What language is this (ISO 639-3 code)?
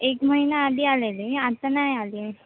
mar